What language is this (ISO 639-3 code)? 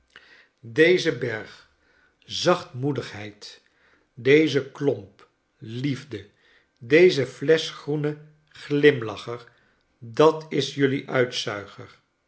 nld